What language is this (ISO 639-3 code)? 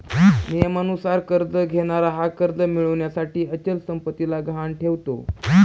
mar